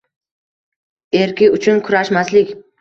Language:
Uzbek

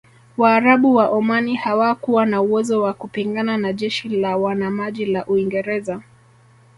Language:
Swahili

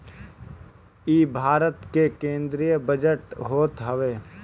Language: Bhojpuri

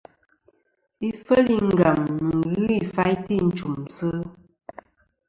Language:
Kom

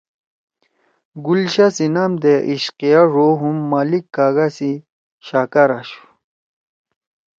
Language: Torwali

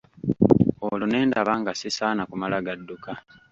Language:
Ganda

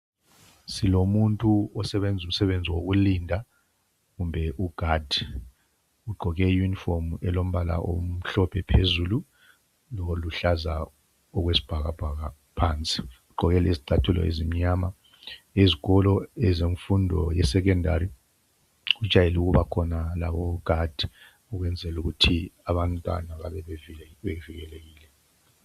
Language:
North Ndebele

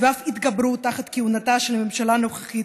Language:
Hebrew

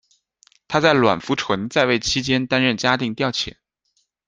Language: Chinese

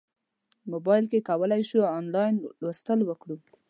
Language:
Pashto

